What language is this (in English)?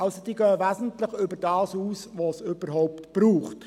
Swiss German